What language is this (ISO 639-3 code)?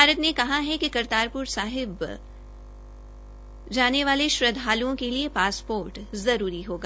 hin